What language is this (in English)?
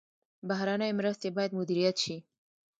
Pashto